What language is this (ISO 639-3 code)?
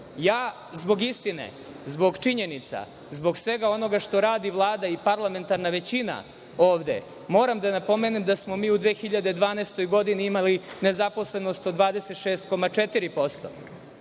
srp